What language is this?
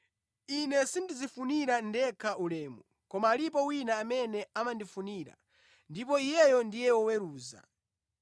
Nyanja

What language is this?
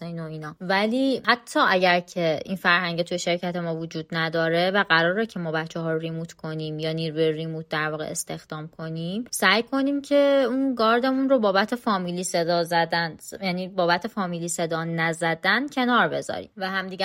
Persian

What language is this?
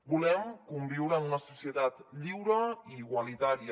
Catalan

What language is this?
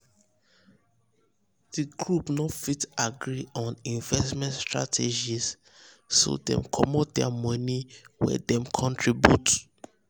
Nigerian Pidgin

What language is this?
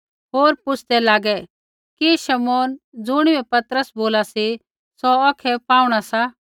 Kullu Pahari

